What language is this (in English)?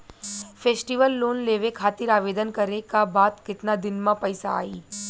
Bhojpuri